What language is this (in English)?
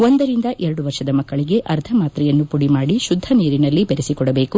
Kannada